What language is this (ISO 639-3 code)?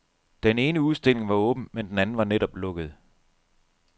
dan